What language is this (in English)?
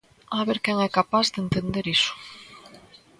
Galician